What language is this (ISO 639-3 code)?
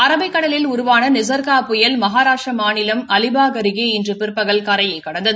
tam